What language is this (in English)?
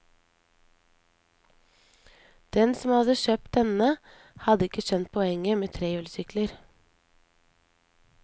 Norwegian